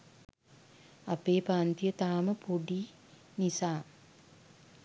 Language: Sinhala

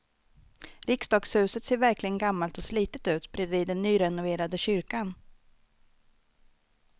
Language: Swedish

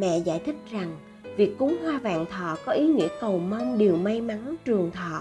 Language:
Vietnamese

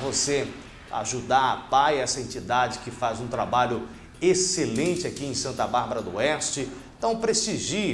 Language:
Portuguese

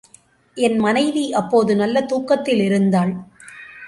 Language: Tamil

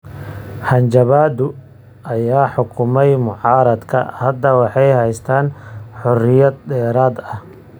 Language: Somali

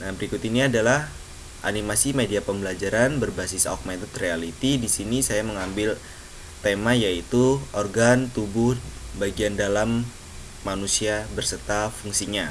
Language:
Indonesian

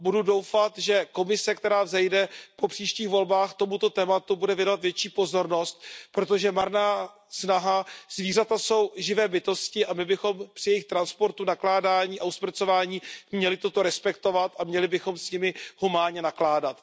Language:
Czech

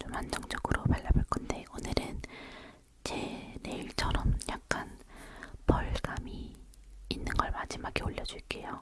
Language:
Korean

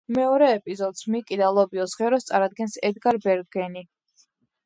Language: Georgian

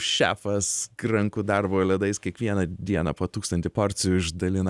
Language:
Lithuanian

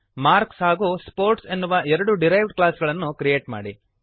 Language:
Kannada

